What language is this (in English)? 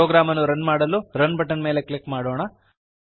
Kannada